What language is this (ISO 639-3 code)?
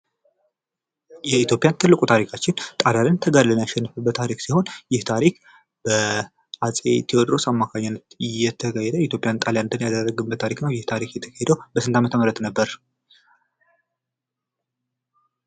amh